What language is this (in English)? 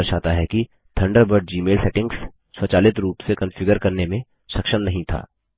Hindi